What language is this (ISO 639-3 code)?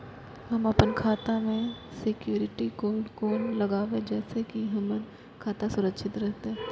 mai